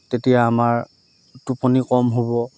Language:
Assamese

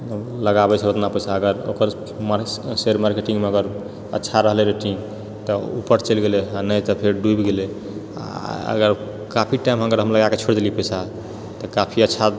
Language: Maithili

